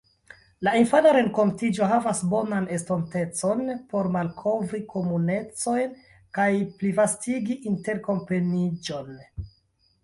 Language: Esperanto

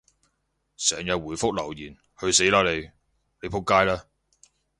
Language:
Cantonese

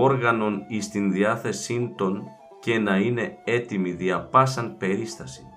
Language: Greek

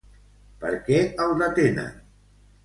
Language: Catalan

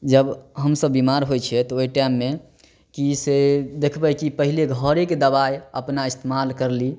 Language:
Maithili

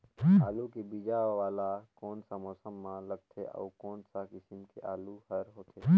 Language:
Chhattisgarhi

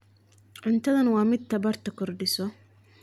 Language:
Somali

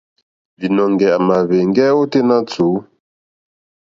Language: Mokpwe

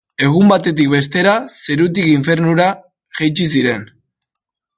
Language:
Basque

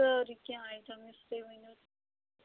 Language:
Kashmiri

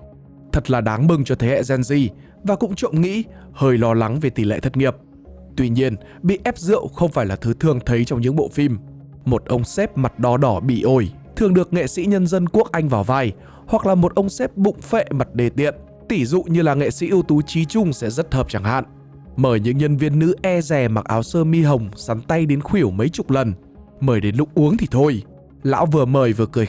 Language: Vietnamese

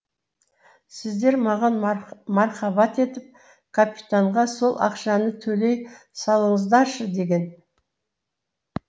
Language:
Kazakh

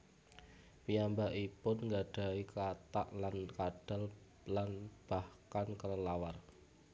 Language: Javanese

